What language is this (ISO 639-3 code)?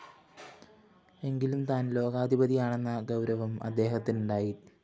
mal